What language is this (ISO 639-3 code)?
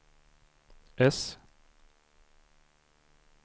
swe